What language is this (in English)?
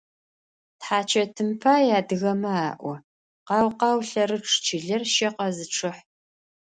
Adyghe